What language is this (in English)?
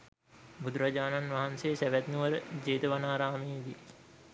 Sinhala